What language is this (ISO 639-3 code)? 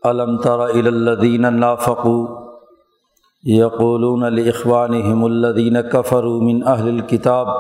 urd